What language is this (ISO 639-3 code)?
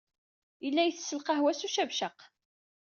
kab